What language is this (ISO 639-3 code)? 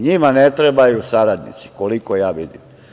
srp